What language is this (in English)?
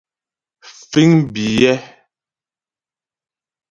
Ghomala